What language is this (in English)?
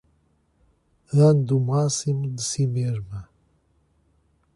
Portuguese